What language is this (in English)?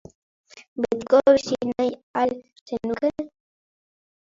Basque